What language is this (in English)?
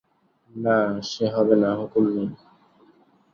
Bangla